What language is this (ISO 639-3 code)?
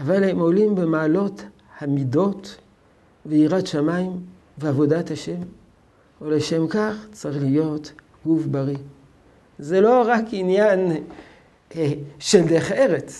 heb